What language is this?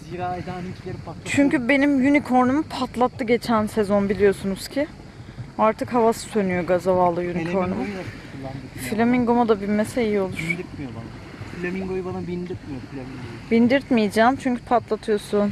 Turkish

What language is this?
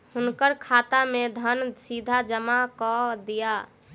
Maithili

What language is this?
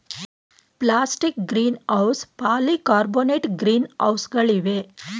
Kannada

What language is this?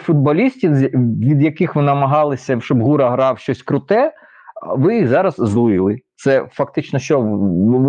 Ukrainian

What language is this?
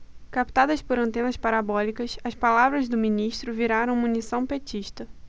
Portuguese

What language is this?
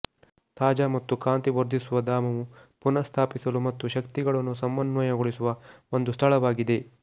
Kannada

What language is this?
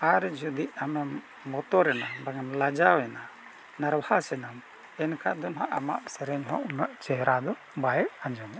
Santali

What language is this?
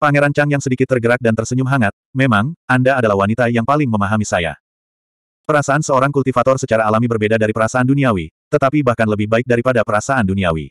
Indonesian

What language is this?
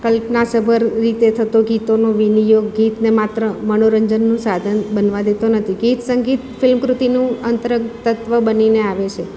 Gujarati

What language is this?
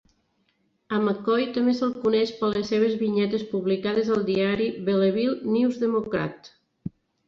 Catalan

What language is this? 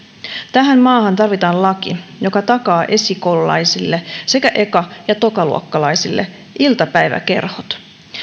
Finnish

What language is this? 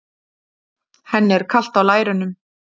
Icelandic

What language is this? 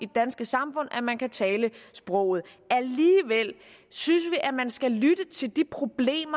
Danish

